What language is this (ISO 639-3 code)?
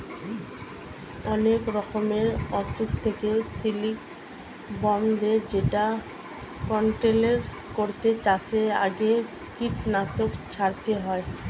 ben